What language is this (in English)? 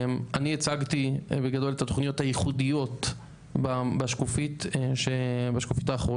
Hebrew